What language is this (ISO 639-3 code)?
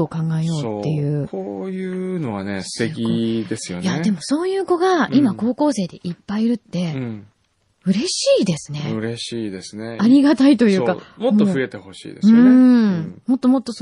jpn